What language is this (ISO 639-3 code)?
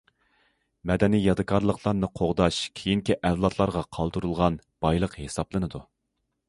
uig